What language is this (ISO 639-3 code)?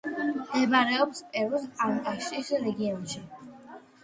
kat